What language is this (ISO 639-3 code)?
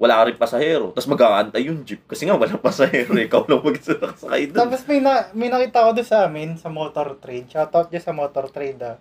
fil